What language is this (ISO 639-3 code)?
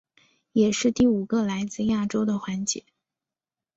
zho